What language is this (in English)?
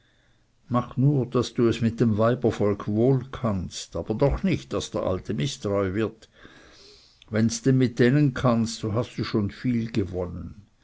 German